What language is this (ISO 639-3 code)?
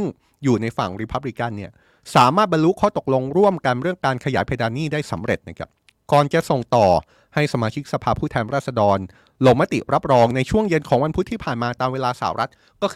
tha